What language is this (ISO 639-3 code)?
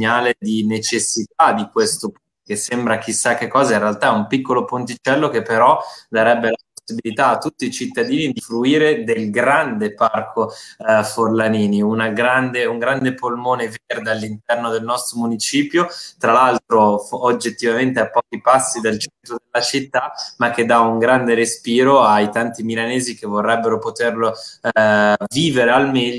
ita